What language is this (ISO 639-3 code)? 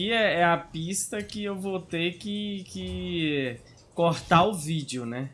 por